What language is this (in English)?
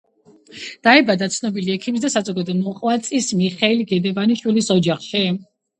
Georgian